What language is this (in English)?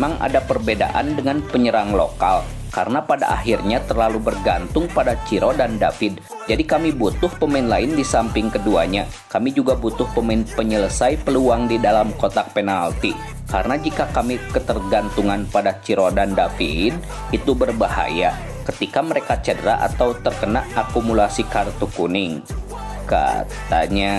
Indonesian